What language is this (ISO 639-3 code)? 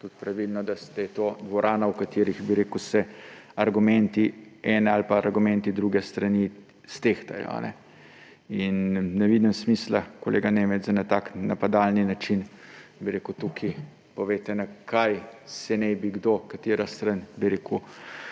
slv